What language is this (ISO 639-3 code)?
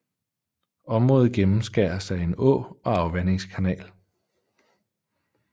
dan